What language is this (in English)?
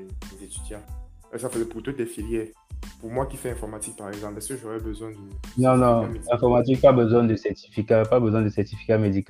French